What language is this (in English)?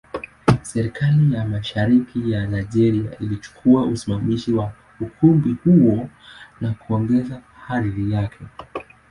Swahili